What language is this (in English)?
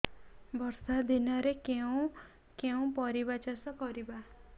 Odia